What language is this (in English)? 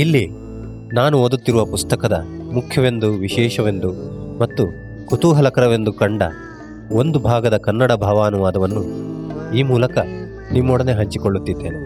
Kannada